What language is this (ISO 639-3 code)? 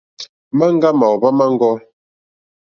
bri